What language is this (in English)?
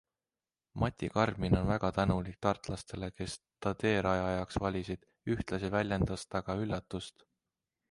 Estonian